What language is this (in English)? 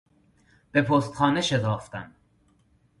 Persian